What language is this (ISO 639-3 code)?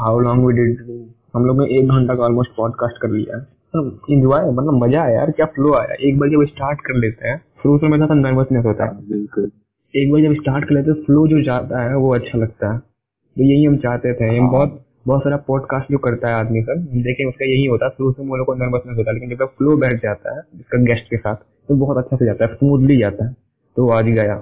hin